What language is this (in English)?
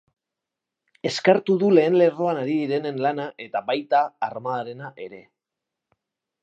Basque